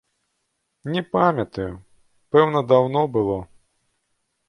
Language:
Belarusian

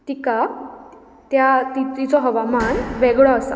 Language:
Konkani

